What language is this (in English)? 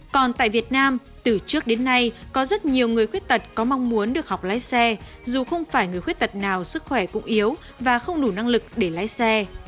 Vietnamese